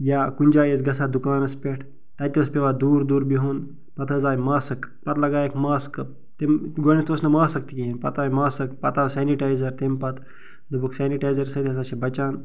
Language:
Kashmiri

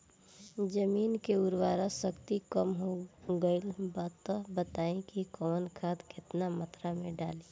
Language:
Bhojpuri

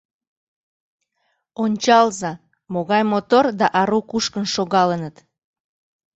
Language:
Mari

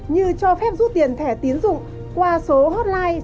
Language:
Vietnamese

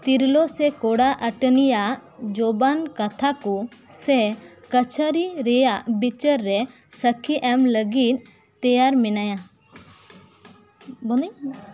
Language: Santali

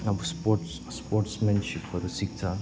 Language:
Nepali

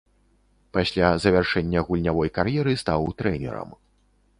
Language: Belarusian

